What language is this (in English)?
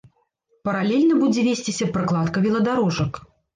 Belarusian